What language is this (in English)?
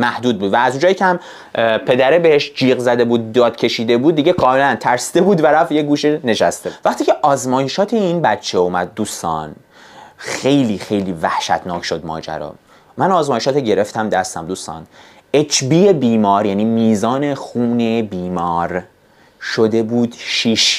Persian